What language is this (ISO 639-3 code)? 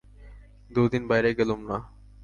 ben